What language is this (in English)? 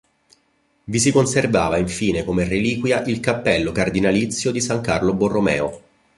Italian